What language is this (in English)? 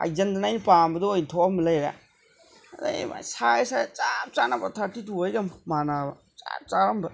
Manipuri